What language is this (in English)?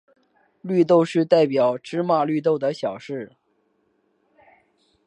Chinese